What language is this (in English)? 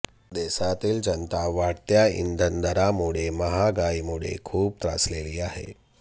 Marathi